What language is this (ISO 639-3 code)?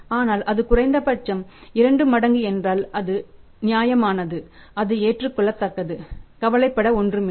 tam